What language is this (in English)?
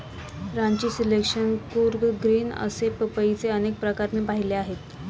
Marathi